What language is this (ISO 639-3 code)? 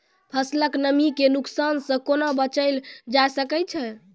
mai